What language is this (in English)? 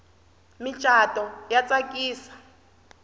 Tsonga